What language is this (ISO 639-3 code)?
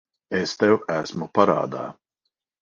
lav